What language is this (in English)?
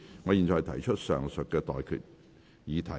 Cantonese